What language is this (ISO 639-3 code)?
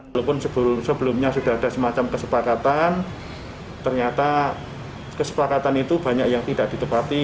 ind